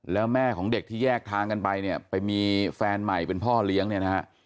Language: Thai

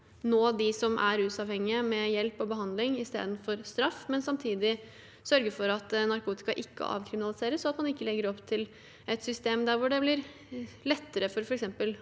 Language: Norwegian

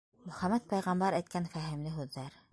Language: Bashkir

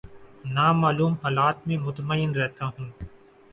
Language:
Urdu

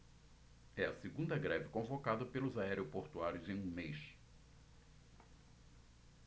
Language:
Portuguese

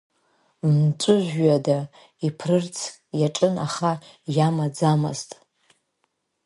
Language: Abkhazian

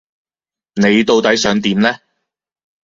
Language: Cantonese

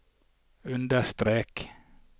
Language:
Norwegian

